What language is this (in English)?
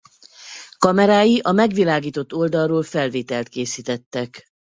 Hungarian